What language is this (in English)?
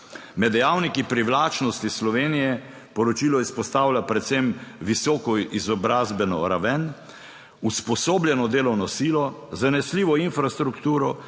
Slovenian